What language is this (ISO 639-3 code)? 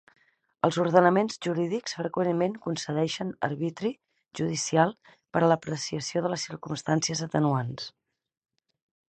cat